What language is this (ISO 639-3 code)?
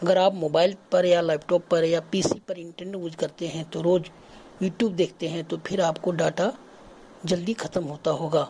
hin